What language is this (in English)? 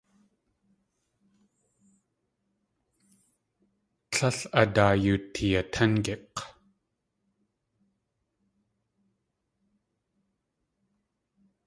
Tlingit